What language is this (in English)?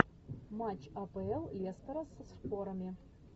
Russian